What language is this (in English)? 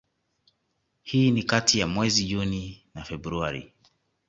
Swahili